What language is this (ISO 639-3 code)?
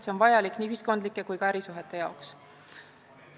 est